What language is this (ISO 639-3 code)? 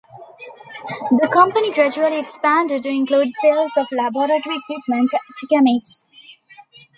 eng